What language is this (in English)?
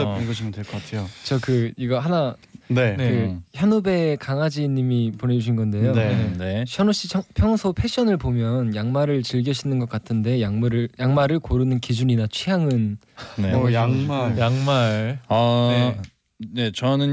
Korean